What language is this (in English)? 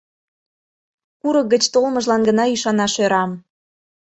Mari